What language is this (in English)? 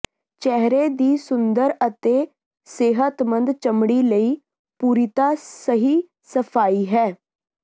Punjabi